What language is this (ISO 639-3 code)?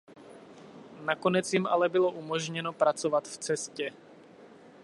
ces